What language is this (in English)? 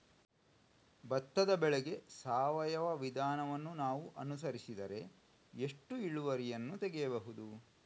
Kannada